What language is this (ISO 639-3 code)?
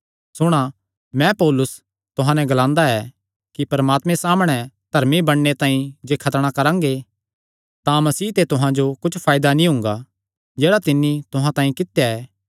xnr